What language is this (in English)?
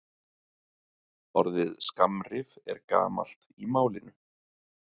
Icelandic